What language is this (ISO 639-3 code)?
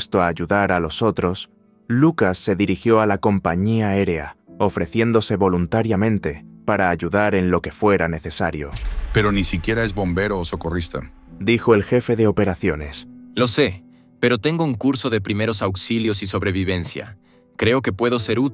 spa